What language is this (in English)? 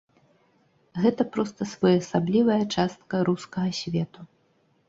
Belarusian